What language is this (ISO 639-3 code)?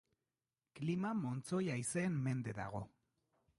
eus